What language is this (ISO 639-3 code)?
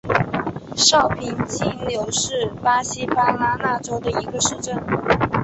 zho